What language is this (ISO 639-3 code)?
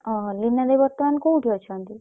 ori